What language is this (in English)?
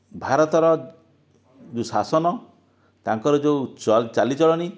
Odia